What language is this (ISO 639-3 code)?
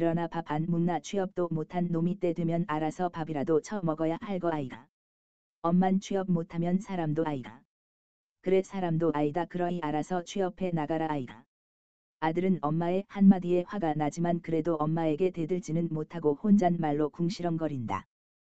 kor